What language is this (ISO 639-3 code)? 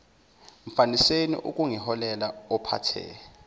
zul